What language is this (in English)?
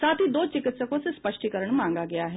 Hindi